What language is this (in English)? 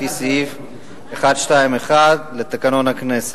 Hebrew